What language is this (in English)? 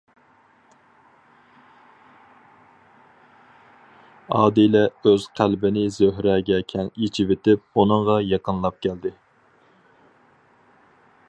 Uyghur